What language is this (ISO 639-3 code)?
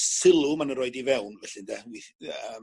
cym